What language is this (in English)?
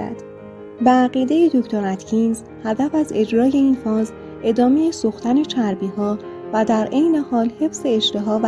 Persian